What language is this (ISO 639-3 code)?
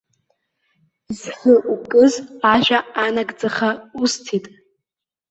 abk